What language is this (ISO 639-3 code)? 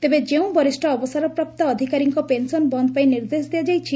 ori